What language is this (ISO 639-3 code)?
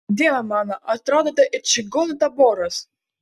lit